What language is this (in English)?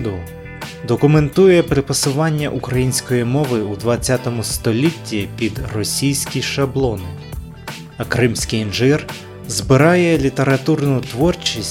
Ukrainian